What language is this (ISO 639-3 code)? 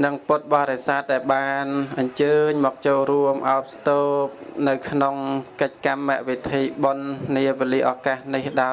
vie